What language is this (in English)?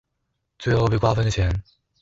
Chinese